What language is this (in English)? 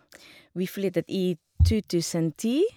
Norwegian